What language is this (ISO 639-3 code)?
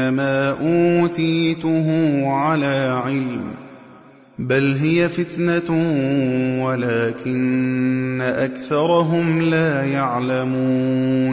ara